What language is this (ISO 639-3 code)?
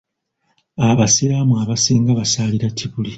lug